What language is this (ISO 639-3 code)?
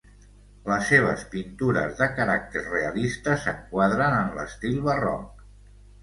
cat